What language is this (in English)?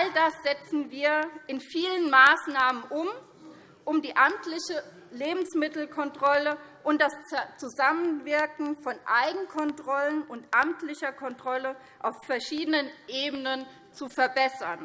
German